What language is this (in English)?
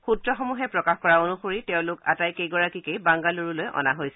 Assamese